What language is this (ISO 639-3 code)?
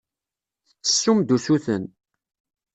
kab